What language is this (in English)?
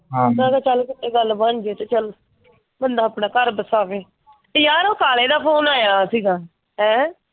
Punjabi